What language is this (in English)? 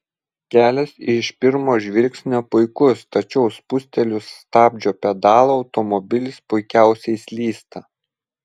Lithuanian